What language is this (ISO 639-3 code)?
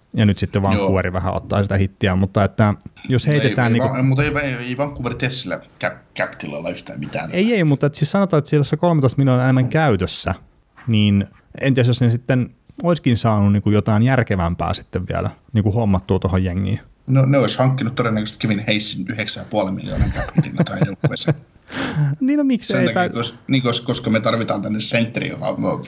fin